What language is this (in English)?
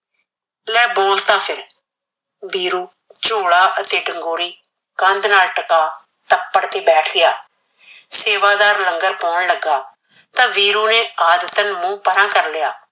Punjabi